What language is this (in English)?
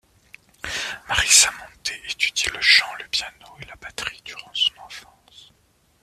French